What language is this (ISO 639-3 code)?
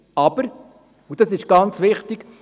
gsw